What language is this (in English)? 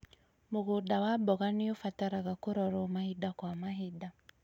Kikuyu